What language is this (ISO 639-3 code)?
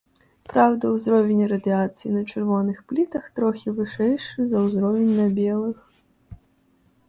bel